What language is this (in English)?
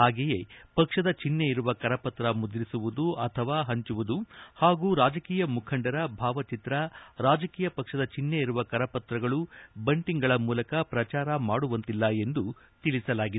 Kannada